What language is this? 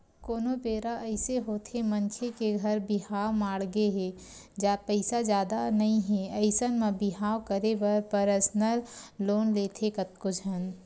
Chhattisgarhi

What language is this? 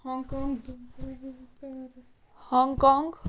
Kashmiri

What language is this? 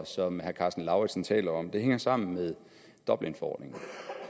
Danish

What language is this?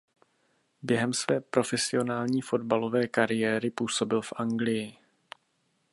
Czech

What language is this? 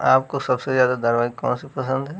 Hindi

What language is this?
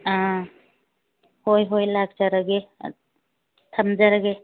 Manipuri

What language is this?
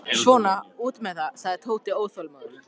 Icelandic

